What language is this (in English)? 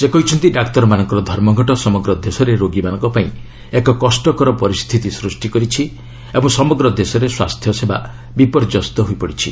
Odia